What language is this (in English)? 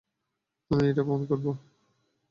Bangla